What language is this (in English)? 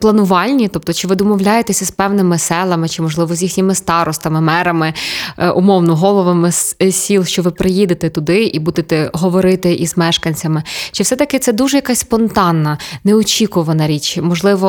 Ukrainian